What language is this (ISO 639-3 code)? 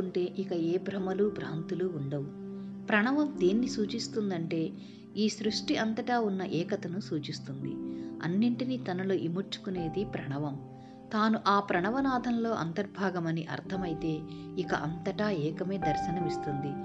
tel